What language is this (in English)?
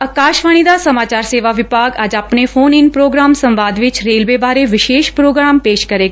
Punjabi